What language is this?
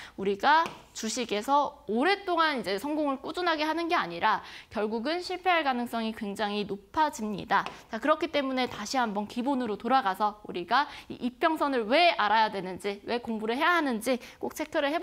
Korean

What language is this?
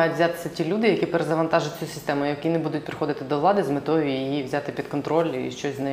Ukrainian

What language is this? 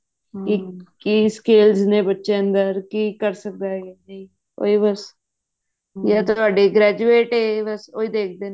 Punjabi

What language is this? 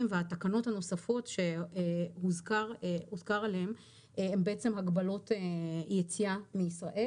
Hebrew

